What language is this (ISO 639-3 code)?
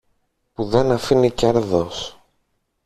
ell